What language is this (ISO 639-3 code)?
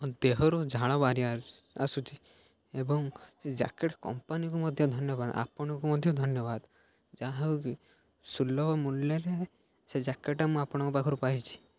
ori